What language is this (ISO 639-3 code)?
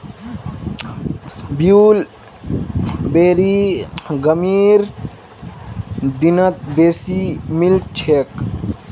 mag